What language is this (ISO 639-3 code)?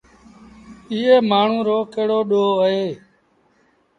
sbn